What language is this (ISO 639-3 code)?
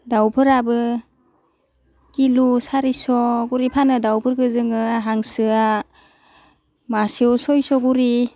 brx